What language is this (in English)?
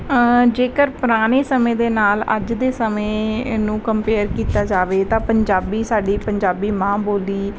Punjabi